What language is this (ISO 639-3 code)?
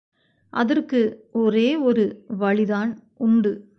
tam